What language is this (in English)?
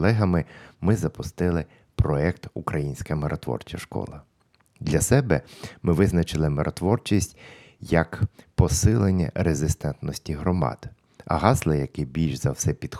Ukrainian